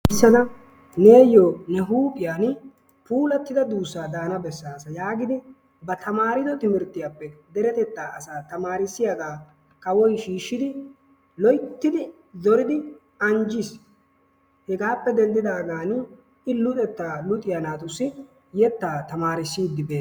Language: Wolaytta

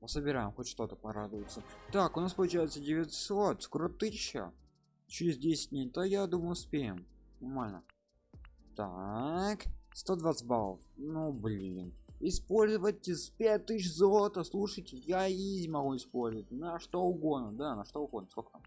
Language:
Russian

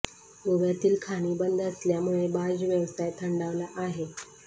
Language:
Marathi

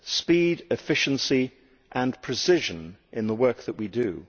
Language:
English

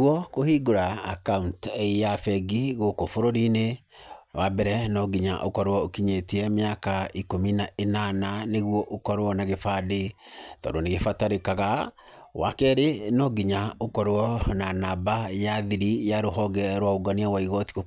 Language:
Kikuyu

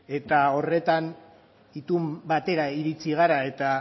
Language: Basque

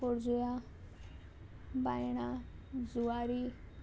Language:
Konkani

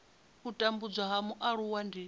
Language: Venda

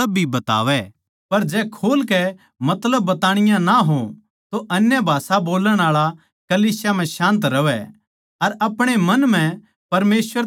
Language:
Haryanvi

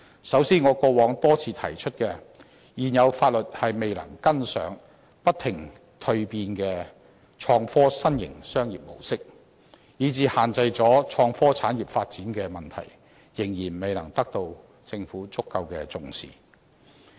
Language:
Cantonese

